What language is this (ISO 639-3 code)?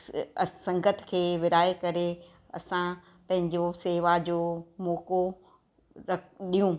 snd